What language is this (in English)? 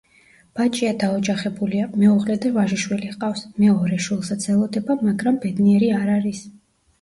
Georgian